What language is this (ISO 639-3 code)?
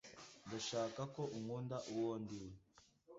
kin